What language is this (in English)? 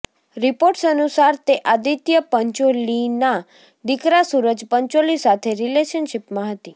Gujarati